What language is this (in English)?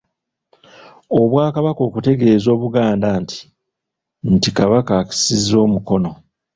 Ganda